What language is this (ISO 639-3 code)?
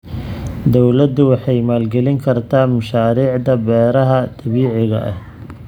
som